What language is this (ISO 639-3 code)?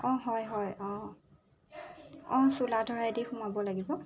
asm